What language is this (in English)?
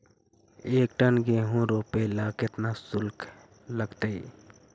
Magahi